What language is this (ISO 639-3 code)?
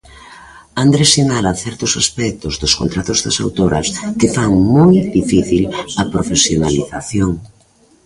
glg